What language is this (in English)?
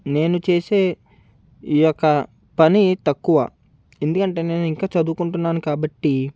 Telugu